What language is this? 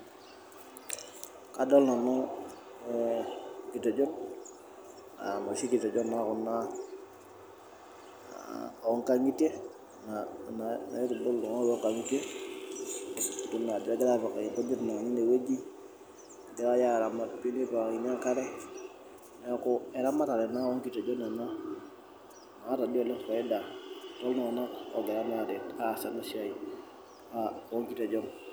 Masai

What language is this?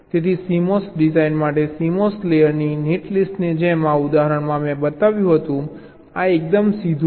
Gujarati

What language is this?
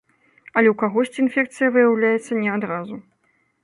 Belarusian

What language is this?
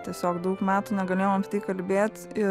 Lithuanian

